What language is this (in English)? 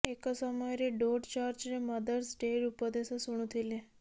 Odia